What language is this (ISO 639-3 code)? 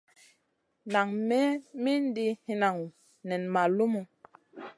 mcn